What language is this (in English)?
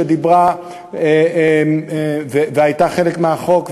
Hebrew